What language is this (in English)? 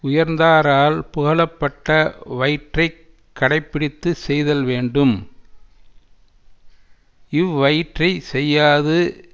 Tamil